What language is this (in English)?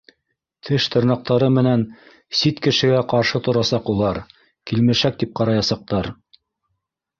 Bashkir